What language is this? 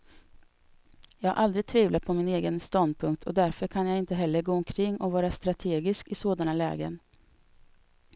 Swedish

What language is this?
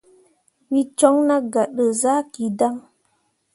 Mundang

